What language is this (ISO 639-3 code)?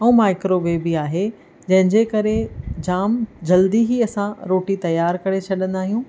snd